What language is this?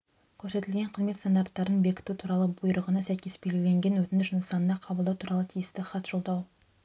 Kazakh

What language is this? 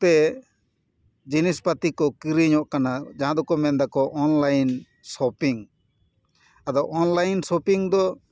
Santali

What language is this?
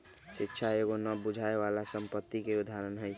Magahi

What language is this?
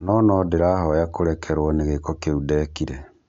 Kikuyu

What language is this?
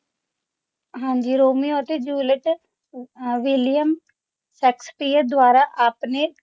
Punjabi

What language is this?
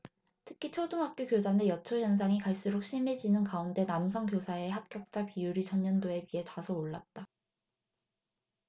Korean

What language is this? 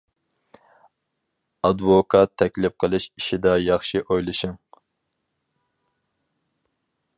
Uyghur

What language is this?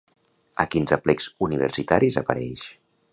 Catalan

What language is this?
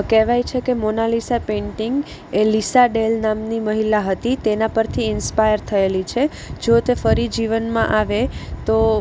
Gujarati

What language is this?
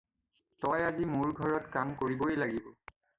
Assamese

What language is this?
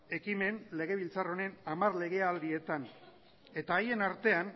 Basque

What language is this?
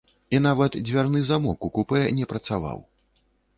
Belarusian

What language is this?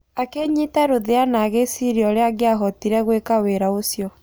Kikuyu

